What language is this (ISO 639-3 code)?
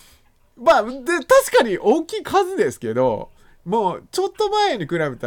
jpn